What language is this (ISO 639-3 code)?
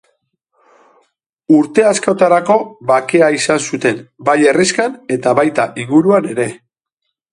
eus